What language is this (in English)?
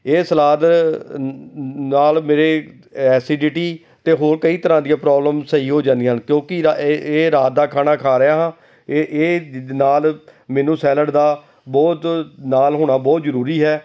Punjabi